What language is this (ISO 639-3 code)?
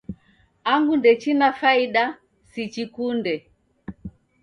dav